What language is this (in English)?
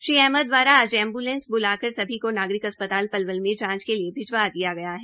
Hindi